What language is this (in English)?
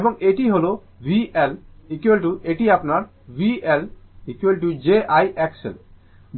Bangla